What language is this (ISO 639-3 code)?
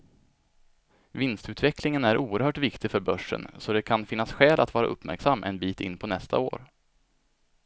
swe